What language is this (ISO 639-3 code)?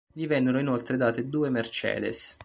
ita